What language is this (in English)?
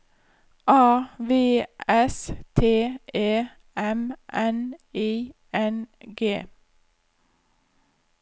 Norwegian